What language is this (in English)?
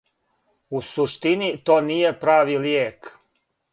Serbian